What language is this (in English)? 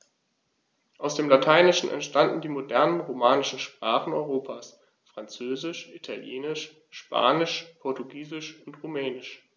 German